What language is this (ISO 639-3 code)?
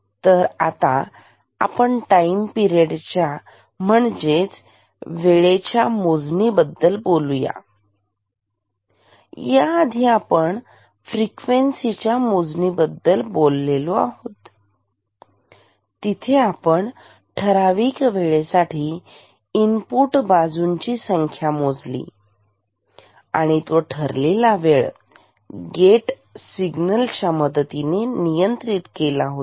mar